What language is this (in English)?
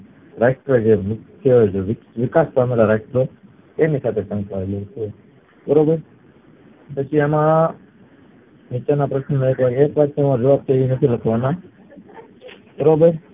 Gujarati